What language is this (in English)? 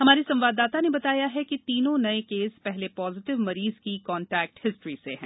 Hindi